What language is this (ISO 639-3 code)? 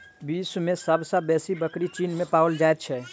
mai